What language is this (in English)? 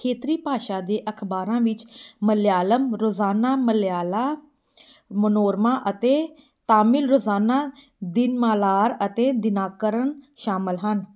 Punjabi